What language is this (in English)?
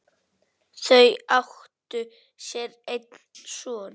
Icelandic